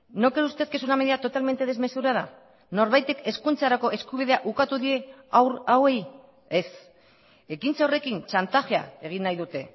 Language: Basque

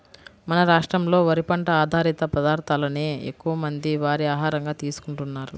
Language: Telugu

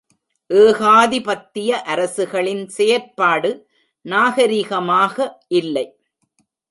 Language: Tamil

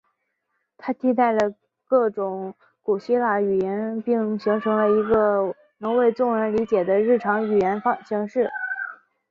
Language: Chinese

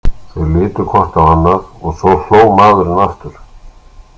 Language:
Icelandic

